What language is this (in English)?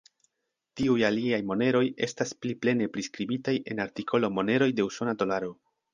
Esperanto